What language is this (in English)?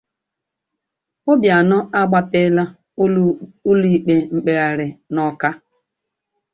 Igbo